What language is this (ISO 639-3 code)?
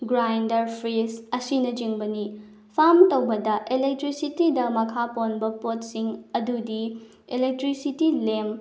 mni